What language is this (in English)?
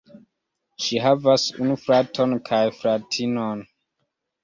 Esperanto